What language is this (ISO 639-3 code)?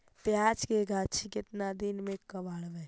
mag